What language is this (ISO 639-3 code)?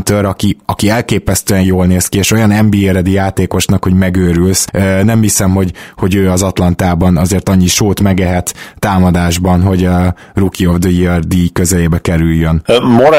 hun